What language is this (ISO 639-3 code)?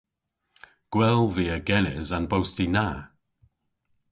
cor